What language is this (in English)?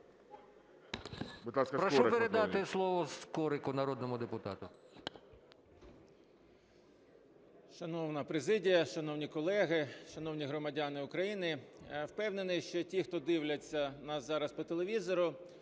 Ukrainian